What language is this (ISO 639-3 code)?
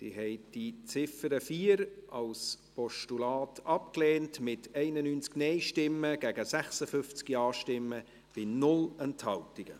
gsw